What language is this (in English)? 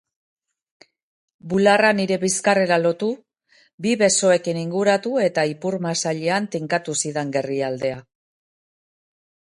Basque